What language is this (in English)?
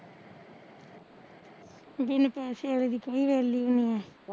Punjabi